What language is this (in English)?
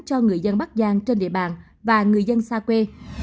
Vietnamese